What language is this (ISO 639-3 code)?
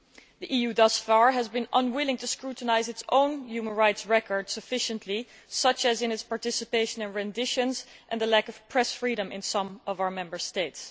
eng